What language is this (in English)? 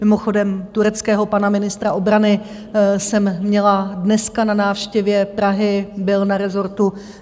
Czech